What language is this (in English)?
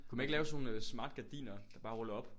Danish